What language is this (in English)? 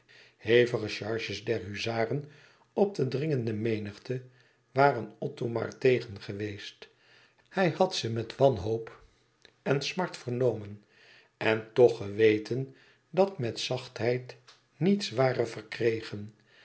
Dutch